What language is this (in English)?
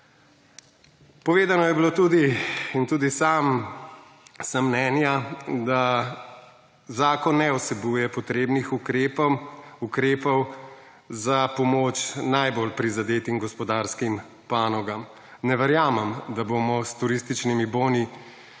Slovenian